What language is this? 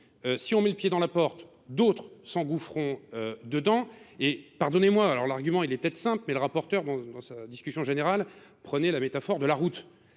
French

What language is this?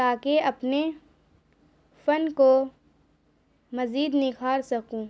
Urdu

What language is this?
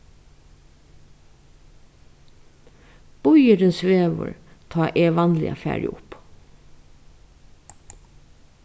Faroese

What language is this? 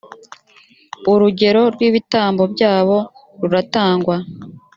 Kinyarwanda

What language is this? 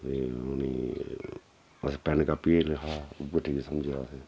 Dogri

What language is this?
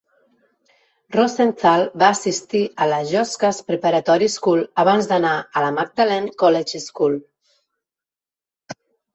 Catalan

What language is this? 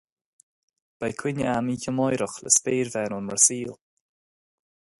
Irish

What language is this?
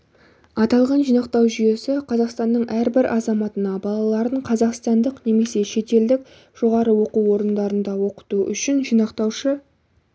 Kazakh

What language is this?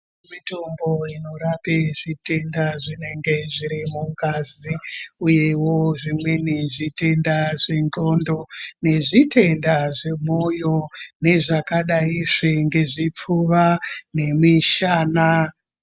Ndau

